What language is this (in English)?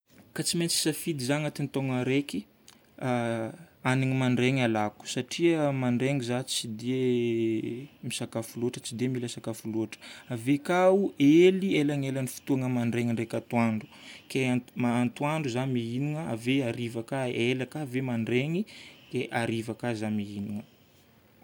Northern Betsimisaraka Malagasy